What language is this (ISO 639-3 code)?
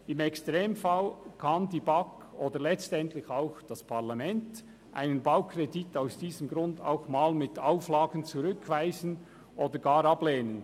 gsw